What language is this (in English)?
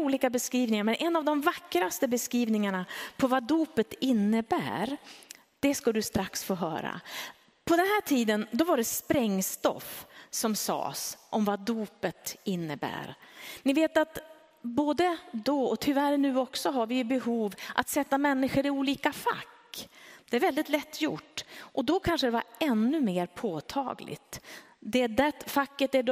Swedish